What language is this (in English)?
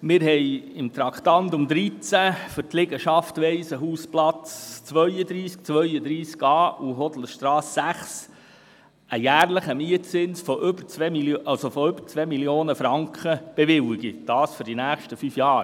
Swiss German